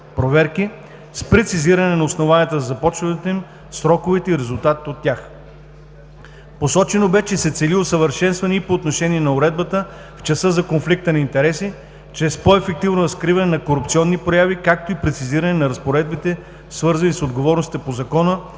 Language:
Bulgarian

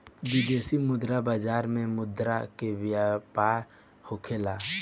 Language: Bhojpuri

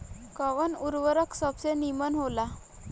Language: Bhojpuri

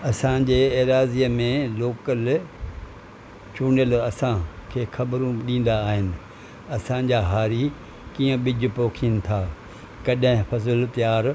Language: Sindhi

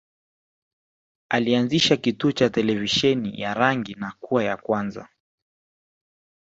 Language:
Swahili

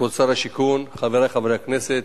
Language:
Hebrew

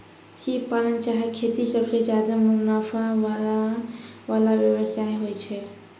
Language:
Maithili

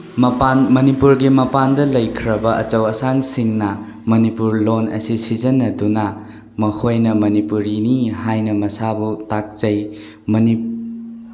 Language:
Manipuri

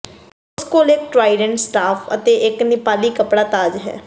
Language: Punjabi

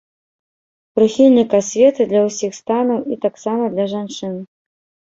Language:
Belarusian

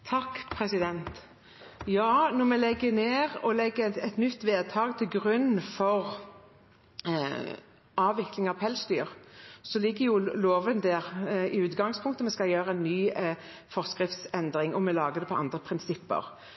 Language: Norwegian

